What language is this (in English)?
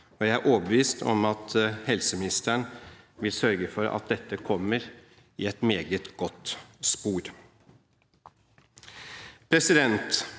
Norwegian